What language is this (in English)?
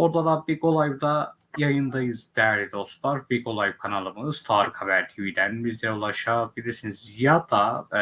Turkish